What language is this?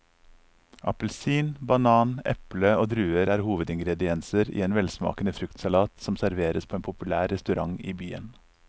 Norwegian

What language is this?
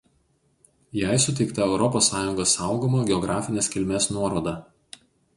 Lithuanian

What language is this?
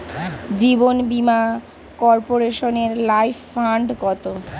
Bangla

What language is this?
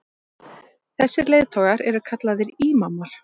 Icelandic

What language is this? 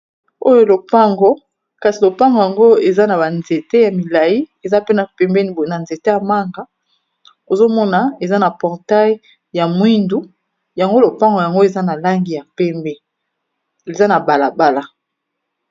Lingala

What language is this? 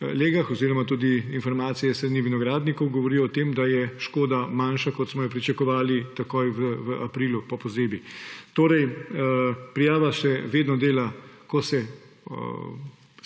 Slovenian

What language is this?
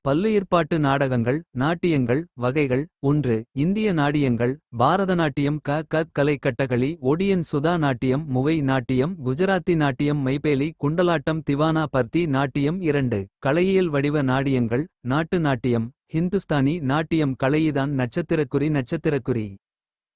Kota (India)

